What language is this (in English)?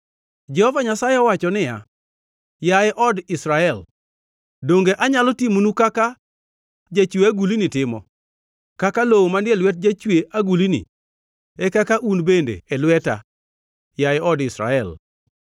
Luo (Kenya and Tanzania)